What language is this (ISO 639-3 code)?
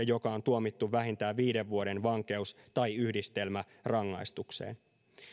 fin